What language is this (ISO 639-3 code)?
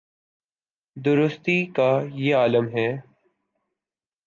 urd